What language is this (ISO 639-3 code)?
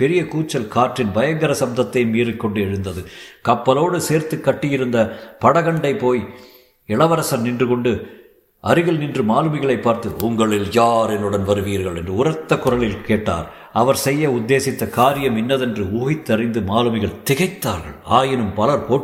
tam